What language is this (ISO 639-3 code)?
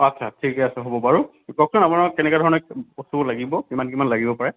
asm